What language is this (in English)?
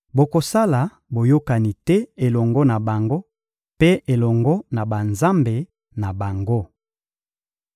Lingala